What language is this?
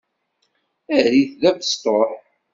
Kabyle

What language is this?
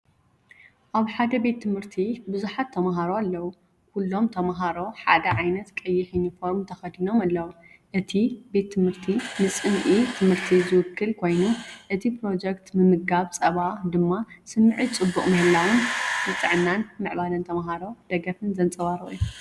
Tigrinya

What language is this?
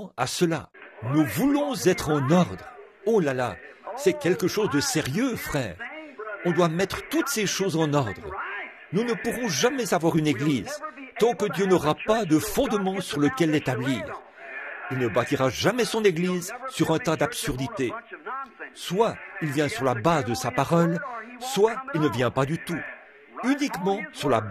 French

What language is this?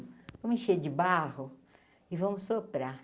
Portuguese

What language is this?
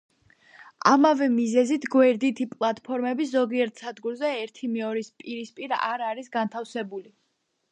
Georgian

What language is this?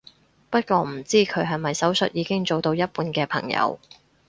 Cantonese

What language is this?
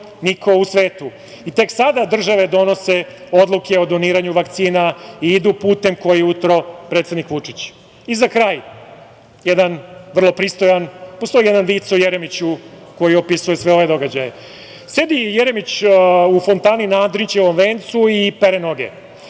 Serbian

